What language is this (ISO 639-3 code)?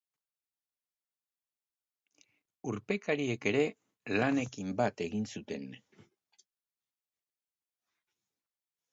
eus